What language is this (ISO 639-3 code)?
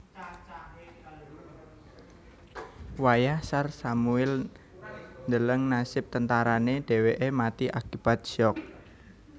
jav